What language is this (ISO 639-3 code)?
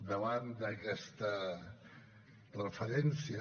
cat